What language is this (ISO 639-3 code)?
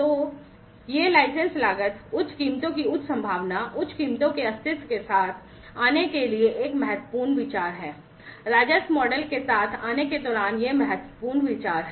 hin